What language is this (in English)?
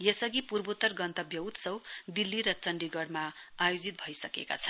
Nepali